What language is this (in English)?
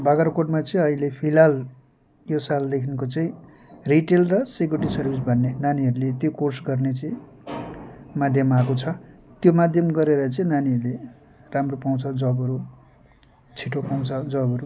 Nepali